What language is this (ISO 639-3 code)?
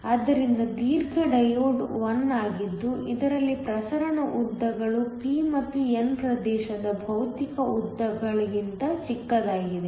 kan